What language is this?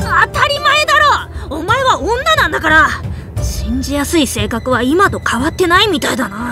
Japanese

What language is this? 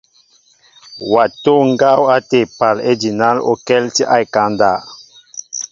Mbo (Cameroon)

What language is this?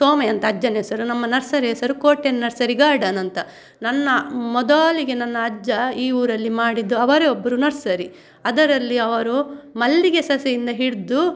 Kannada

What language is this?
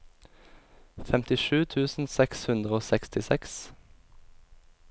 Norwegian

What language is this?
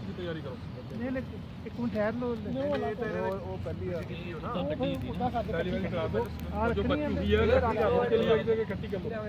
Arabic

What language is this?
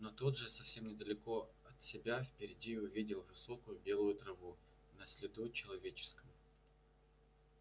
Russian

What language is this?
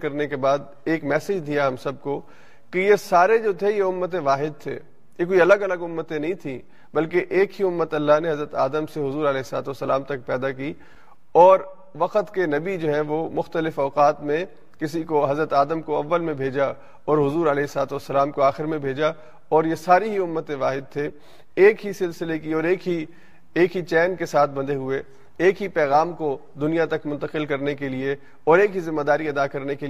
Urdu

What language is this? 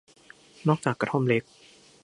Thai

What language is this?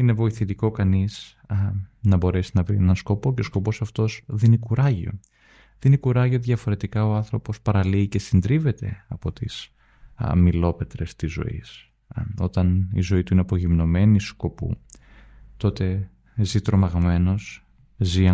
Greek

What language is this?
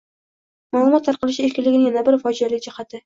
Uzbek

